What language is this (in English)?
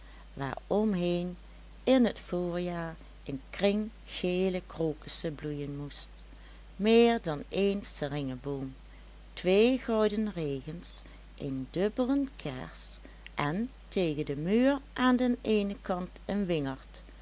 Dutch